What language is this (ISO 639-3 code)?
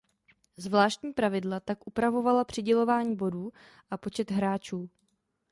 ces